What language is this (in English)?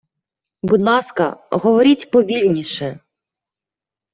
Ukrainian